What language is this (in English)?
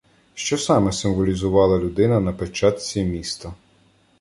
Ukrainian